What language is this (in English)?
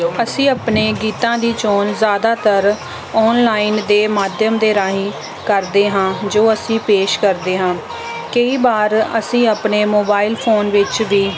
Punjabi